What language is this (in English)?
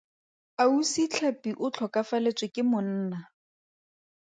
Tswana